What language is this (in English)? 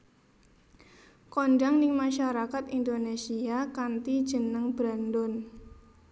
Javanese